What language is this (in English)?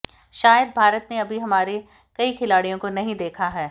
Hindi